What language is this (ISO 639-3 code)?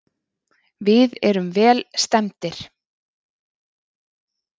isl